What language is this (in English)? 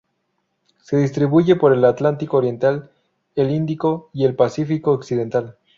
Spanish